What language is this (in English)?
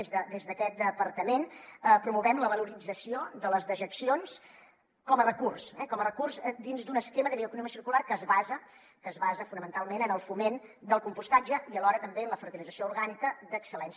Catalan